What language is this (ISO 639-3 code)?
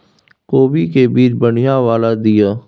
mai